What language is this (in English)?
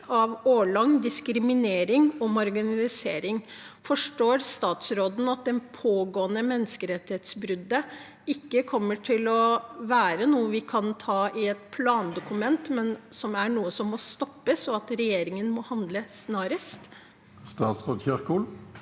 Norwegian